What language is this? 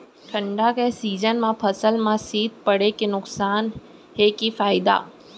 Chhattisgarhi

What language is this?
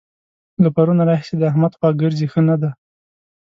Pashto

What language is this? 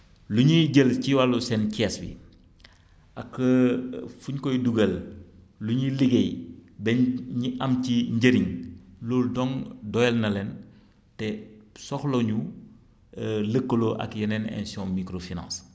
Wolof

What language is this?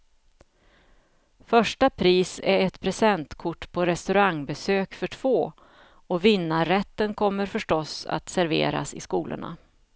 Swedish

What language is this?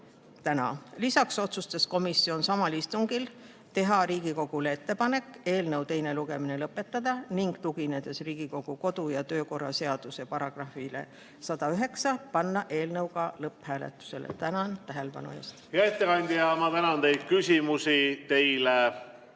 Estonian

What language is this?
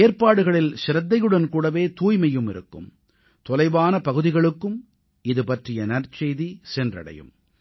Tamil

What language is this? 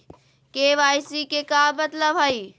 Magahi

